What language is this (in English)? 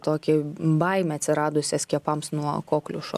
Lithuanian